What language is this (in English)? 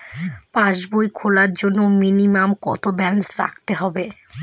Bangla